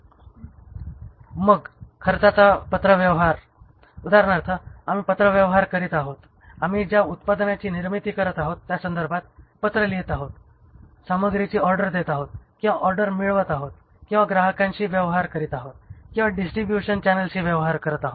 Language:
Marathi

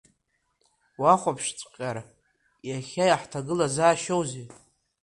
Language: Abkhazian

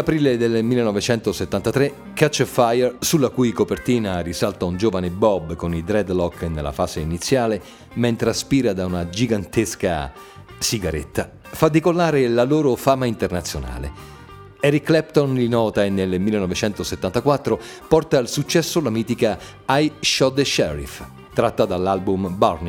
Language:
Italian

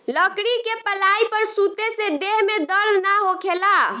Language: Bhojpuri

